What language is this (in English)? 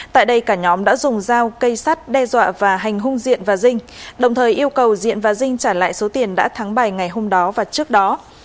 Vietnamese